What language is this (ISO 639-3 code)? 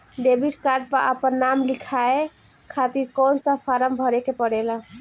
bho